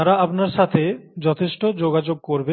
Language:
Bangla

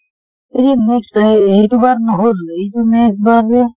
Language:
Assamese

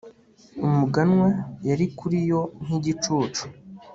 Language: Kinyarwanda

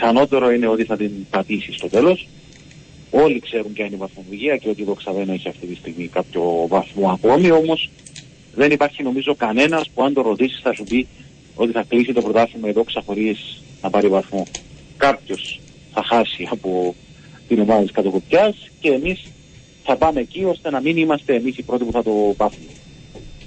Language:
Greek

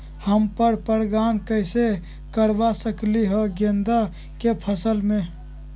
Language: Magahi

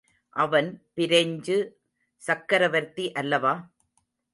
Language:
Tamil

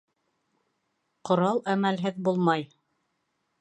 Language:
Bashkir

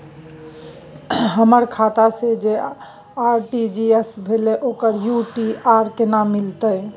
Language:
Maithili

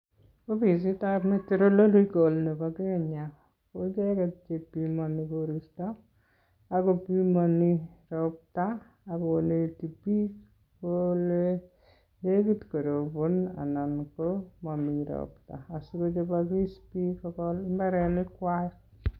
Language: Kalenjin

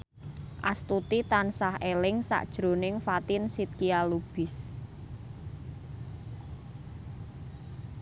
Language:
Javanese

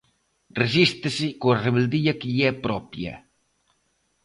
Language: Galician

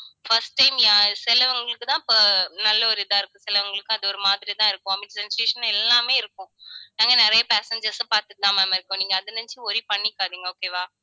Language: Tamil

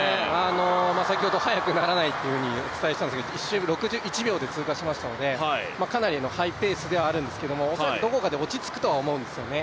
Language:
Japanese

